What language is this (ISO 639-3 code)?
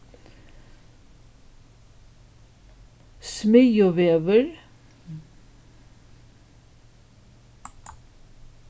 fao